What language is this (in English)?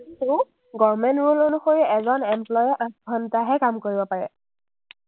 Assamese